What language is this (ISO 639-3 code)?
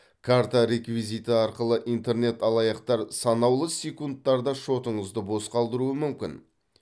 kaz